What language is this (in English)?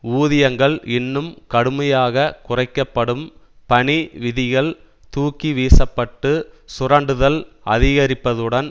Tamil